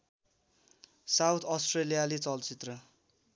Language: Nepali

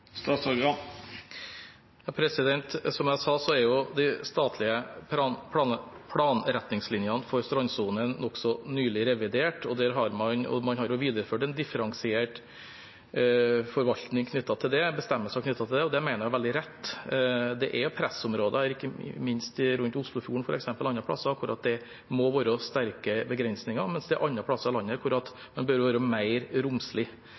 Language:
Norwegian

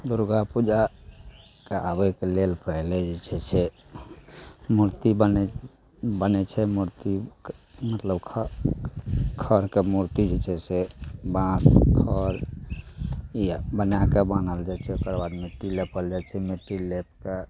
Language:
Maithili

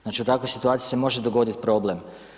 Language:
Croatian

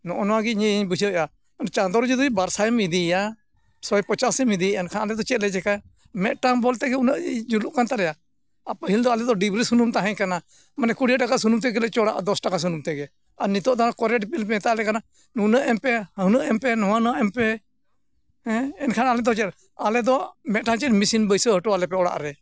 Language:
Santali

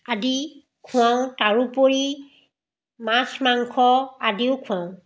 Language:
Assamese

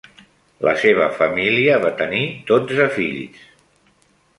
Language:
Catalan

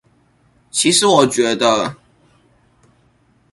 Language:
Chinese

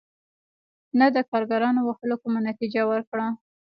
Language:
Pashto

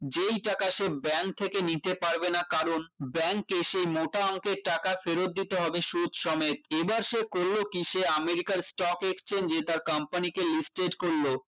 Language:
Bangla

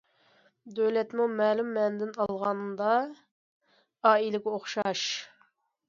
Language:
Uyghur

